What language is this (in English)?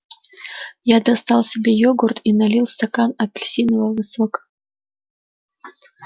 Russian